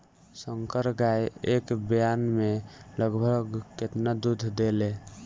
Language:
Bhojpuri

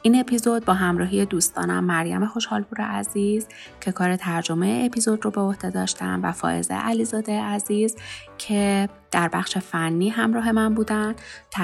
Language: Persian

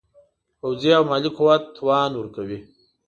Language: Pashto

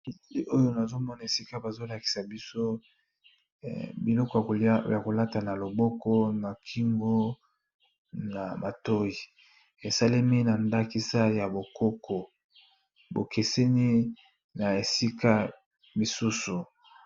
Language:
Lingala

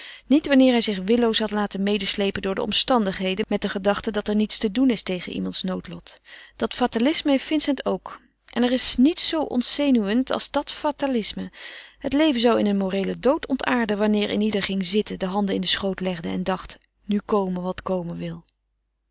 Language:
Dutch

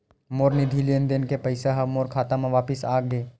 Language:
Chhattisgarhi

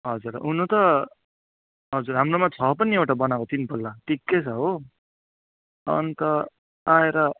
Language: Nepali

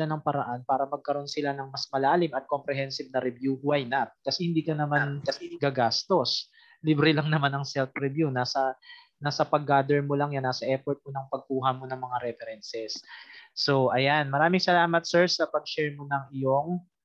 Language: Filipino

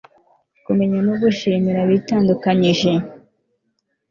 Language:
Kinyarwanda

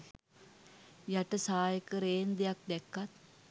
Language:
Sinhala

